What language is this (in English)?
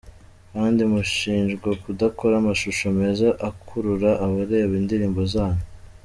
Kinyarwanda